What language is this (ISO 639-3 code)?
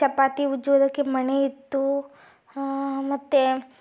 kan